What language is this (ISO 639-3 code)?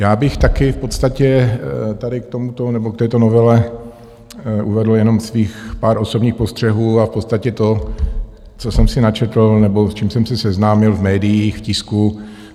ces